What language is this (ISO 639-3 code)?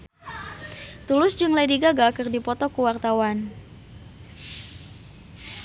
sun